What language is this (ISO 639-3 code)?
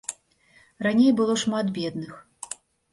bel